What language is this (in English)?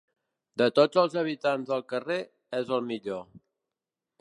Catalan